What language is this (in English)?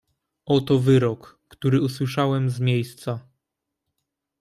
Polish